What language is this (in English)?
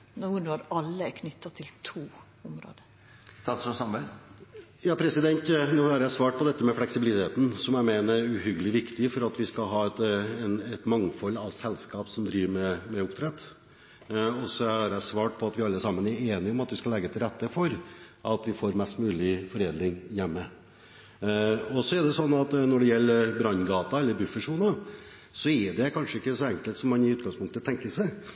Norwegian